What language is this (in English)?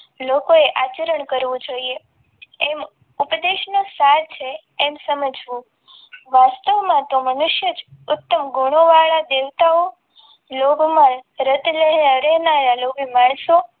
Gujarati